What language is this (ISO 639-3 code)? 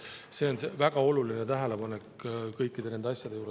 est